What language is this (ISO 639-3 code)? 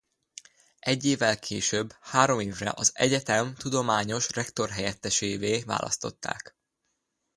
hun